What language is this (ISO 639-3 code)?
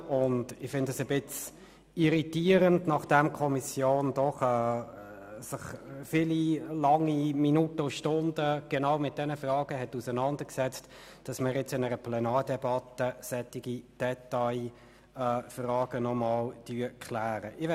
gsw